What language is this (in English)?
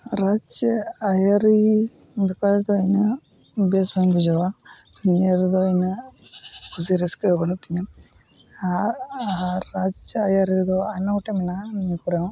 Santali